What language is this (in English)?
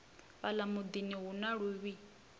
Venda